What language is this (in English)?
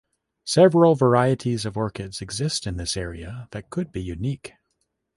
English